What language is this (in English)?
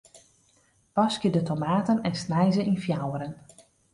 Western Frisian